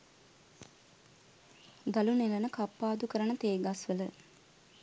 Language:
Sinhala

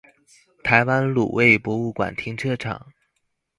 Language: Chinese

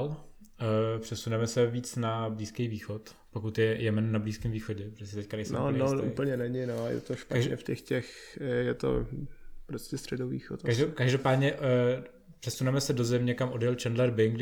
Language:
Czech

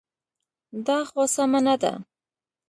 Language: Pashto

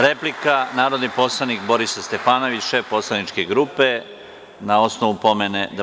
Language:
Serbian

